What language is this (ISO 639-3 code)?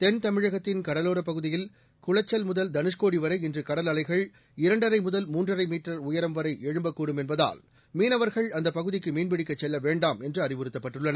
tam